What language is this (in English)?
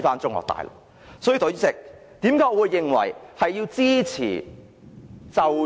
Cantonese